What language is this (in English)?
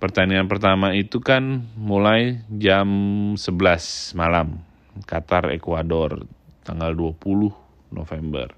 Indonesian